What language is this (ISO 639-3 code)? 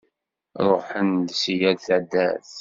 kab